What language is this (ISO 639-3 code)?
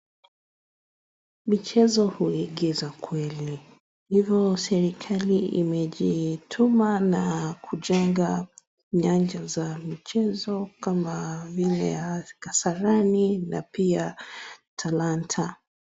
swa